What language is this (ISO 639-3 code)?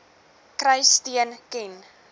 afr